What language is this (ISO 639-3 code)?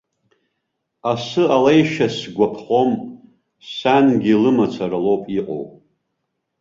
abk